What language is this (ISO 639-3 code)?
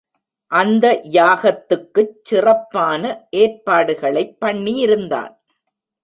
tam